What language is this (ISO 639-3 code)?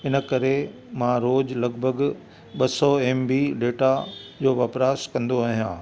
snd